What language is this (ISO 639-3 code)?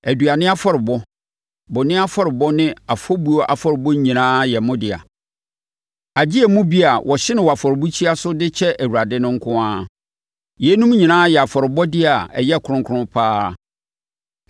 aka